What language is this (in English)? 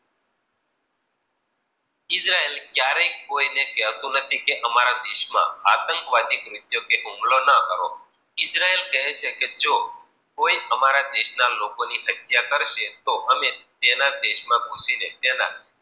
Gujarati